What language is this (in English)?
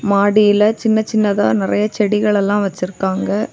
Tamil